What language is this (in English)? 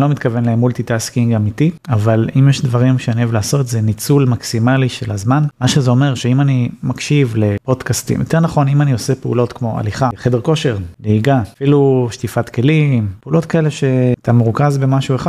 Hebrew